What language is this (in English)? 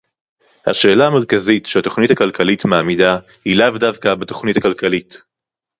Hebrew